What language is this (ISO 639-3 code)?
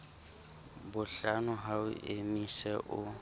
sot